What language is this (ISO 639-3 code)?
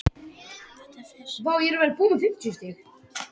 isl